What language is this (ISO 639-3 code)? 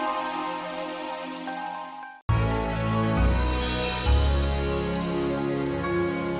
ind